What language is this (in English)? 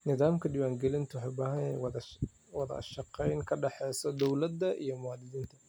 Somali